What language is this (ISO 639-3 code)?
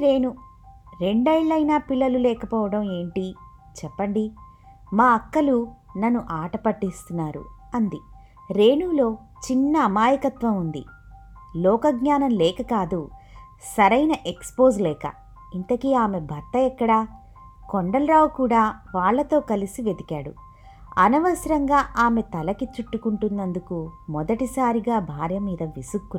tel